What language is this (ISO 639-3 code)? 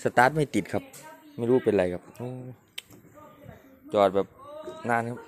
tha